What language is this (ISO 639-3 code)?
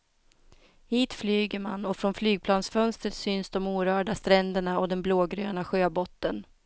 swe